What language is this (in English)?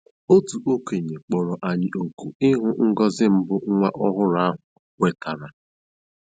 Igbo